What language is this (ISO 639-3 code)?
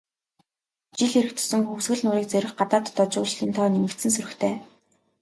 mon